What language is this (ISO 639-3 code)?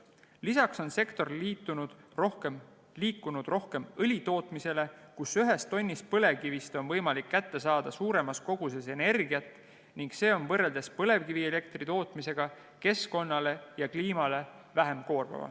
est